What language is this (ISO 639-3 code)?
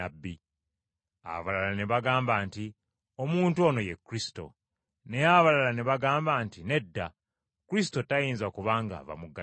lug